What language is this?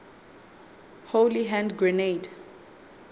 Southern Sotho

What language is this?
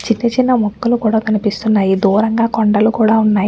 Telugu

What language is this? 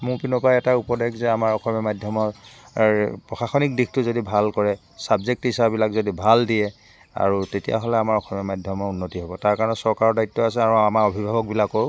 Assamese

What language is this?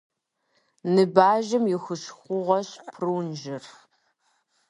Kabardian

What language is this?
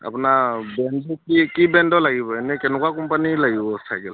Assamese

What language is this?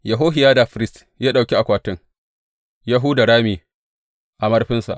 Hausa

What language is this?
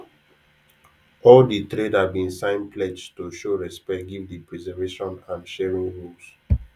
Nigerian Pidgin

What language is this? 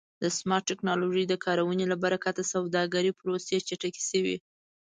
Pashto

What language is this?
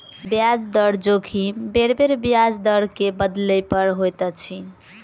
Maithili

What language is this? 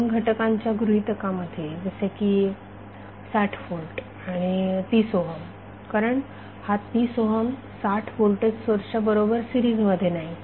Marathi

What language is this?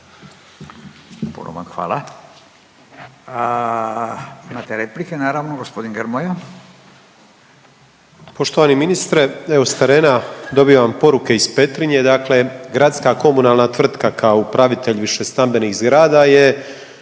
Croatian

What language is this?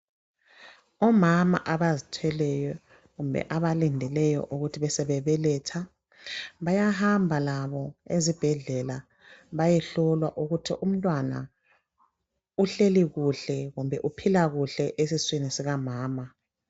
North Ndebele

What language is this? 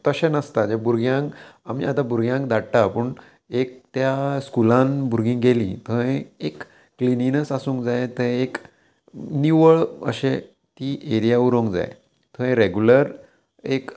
Konkani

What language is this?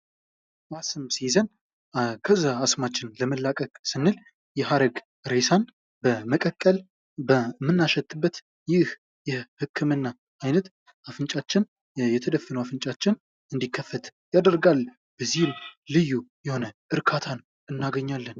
Amharic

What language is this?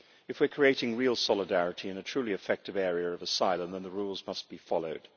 English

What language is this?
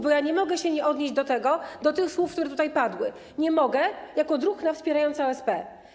Polish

